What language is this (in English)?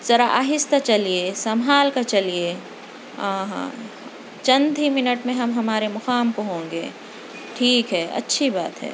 Urdu